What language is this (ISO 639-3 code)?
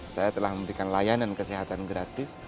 ind